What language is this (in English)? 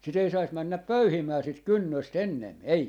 Finnish